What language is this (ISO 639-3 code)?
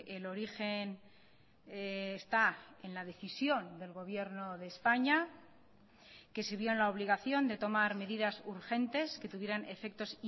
spa